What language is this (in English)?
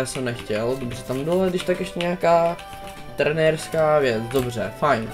Czech